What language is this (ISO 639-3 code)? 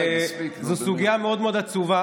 heb